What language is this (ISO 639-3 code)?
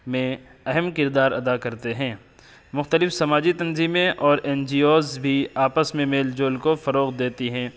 urd